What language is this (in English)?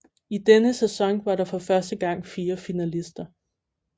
Danish